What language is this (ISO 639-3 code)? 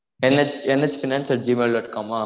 tam